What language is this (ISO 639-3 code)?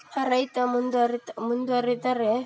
kan